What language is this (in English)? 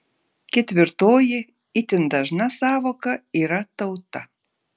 Lithuanian